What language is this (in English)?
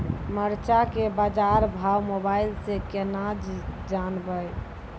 Maithili